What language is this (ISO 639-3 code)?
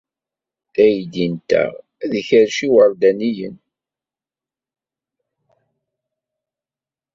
kab